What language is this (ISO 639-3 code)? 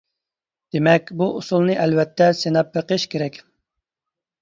uig